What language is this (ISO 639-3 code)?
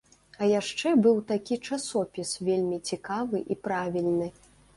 bel